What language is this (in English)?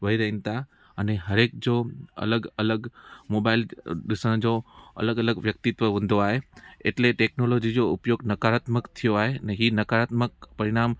Sindhi